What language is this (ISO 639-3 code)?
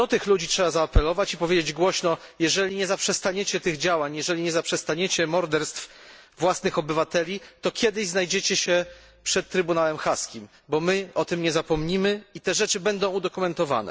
pol